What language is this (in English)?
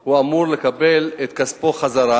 Hebrew